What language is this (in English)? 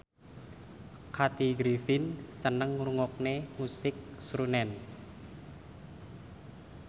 Javanese